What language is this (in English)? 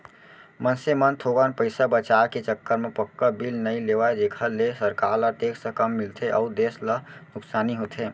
Chhattisgarhi